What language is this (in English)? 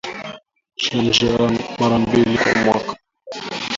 Swahili